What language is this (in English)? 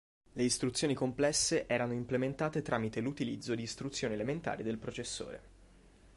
Italian